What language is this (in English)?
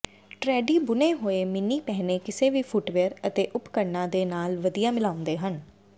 Punjabi